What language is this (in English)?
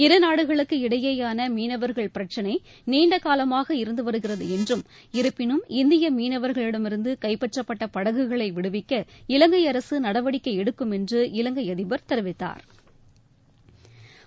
Tamil